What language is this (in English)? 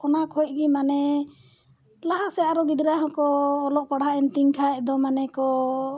Santali